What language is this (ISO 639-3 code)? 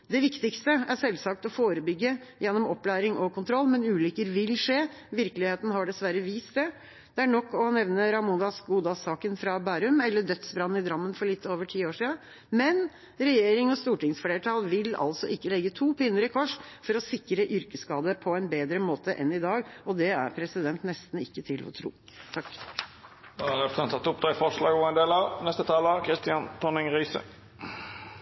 nor